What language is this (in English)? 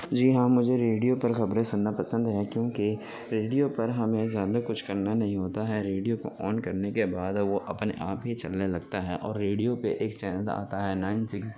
Urdu